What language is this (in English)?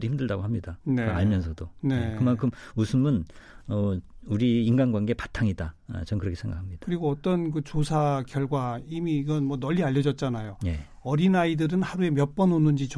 Korean